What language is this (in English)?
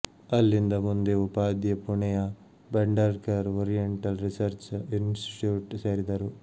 Kannada